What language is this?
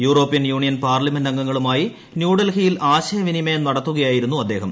Malayalam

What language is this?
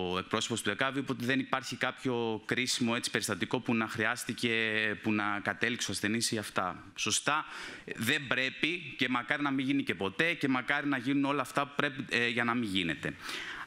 Greek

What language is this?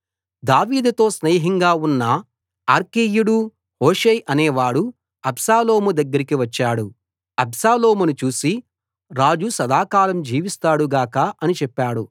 Telugu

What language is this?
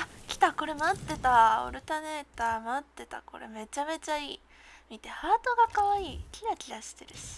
Japanese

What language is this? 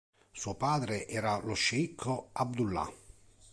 Italian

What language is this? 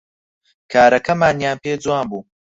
Central Kurdish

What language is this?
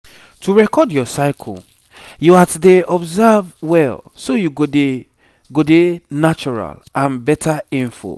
Nigerian Pidgin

